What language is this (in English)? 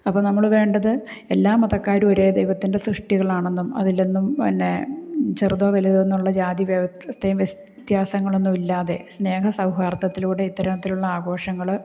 Malayalam